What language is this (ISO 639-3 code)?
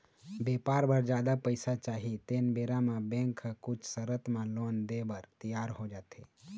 hne